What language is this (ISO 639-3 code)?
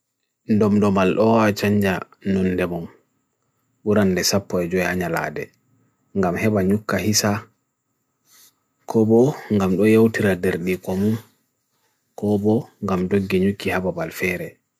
fui